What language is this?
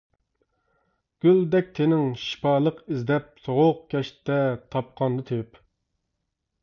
Uyghur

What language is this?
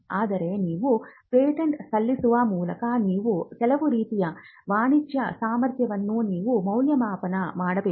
Kannada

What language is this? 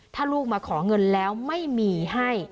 Thai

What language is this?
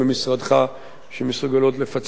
Hebrew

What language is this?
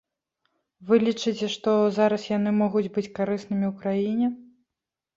Belarusian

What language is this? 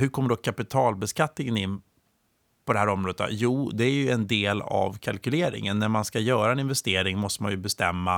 Swedish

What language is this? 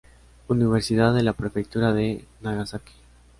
Spanish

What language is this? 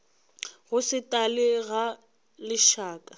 Northern Sotho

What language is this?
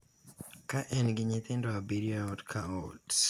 Luo (Kenya and Tanzania)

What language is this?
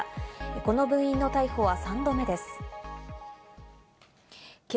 Japanese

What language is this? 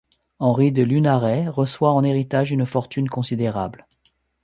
French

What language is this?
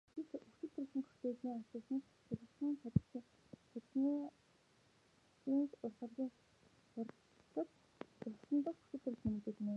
Mongolian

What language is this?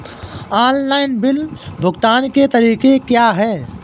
Hindi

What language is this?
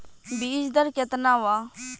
Bhojpuri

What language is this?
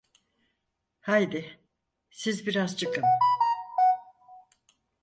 Turkish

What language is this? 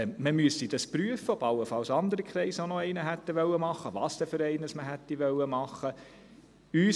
Swiss German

